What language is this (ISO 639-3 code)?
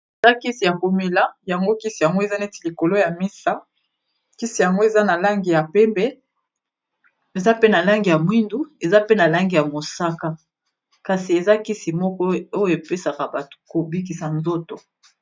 lin